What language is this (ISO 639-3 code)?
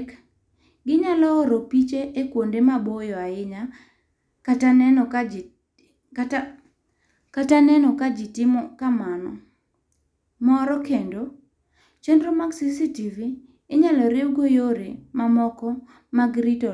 luo